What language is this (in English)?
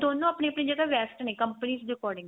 Punjabi